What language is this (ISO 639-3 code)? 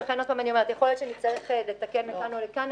heb